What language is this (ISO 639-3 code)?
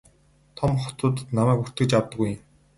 mon